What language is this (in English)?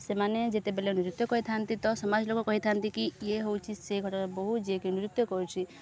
Odia